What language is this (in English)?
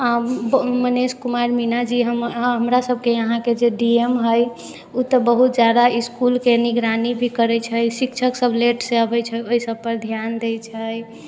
Maithili